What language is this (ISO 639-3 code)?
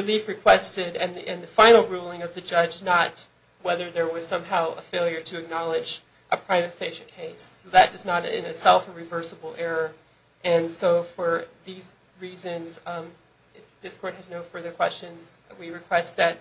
eng